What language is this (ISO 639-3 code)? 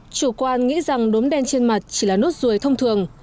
vie